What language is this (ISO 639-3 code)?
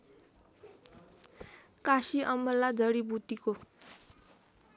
nep